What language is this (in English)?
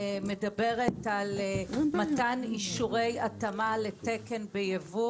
Hebrew